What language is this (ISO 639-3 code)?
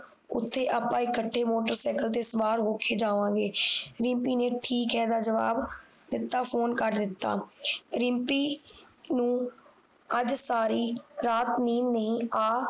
pan